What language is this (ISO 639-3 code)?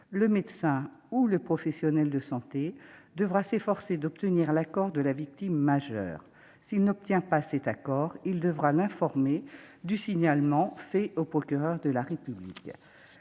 fra